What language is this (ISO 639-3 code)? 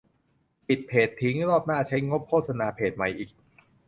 tha